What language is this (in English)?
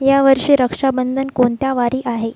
Marathi